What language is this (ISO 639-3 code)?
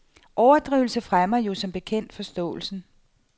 dan